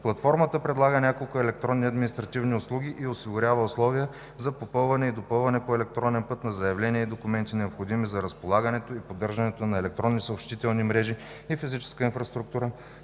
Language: Bulgarian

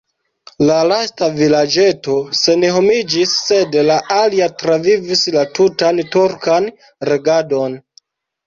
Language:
Esperanto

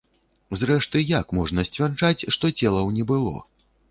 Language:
Belarusian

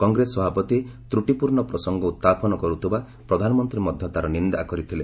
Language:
Odia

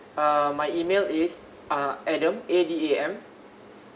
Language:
English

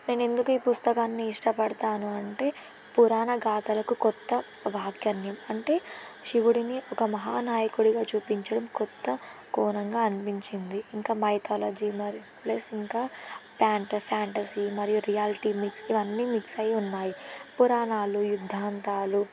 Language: Telugu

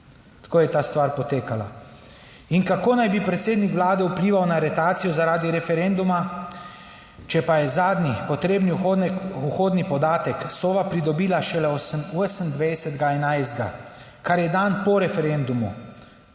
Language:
Slovenian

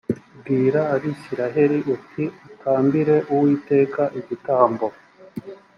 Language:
Kinyarwanda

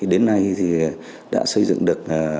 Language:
Vietnamese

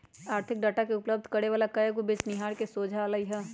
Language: Magahi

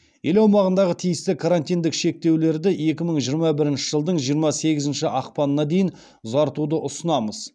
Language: Kazakh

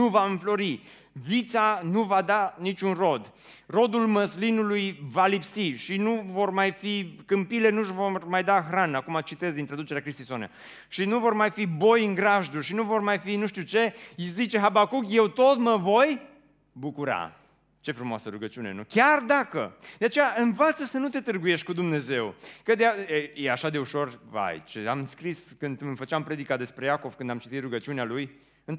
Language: Romanian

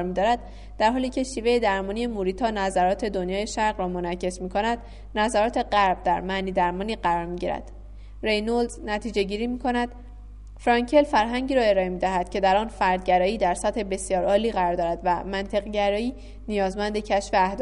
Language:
Persian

